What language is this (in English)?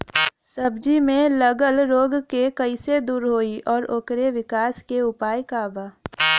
Bhojpuri